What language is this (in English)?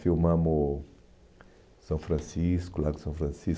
Portuguese